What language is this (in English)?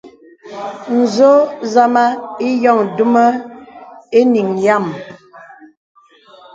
Bebele